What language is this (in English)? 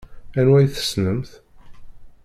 Kabyle